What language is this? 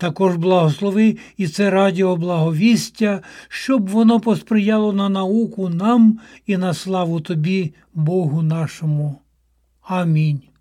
Ukrainian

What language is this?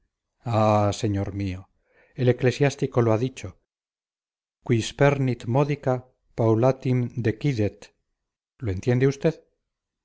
Spanish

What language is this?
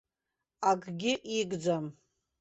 Abkhazian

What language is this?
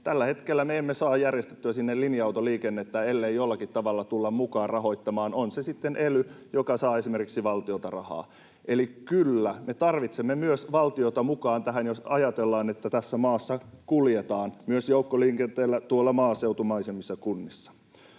Finnish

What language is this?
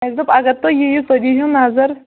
Kashmiri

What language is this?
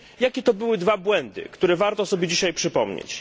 Polish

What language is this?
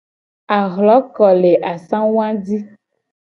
Gen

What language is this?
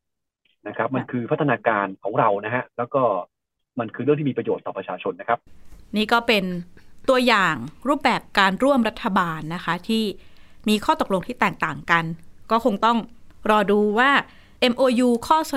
Thai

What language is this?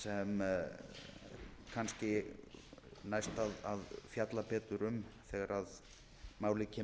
Icelandic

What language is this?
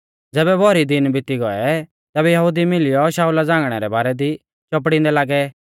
Mahasu Pahari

